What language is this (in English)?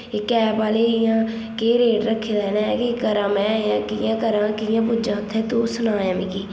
Dogri